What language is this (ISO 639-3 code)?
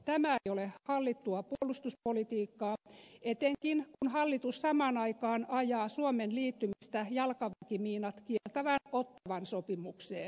fin